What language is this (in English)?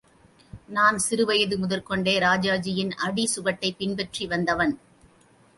Tamil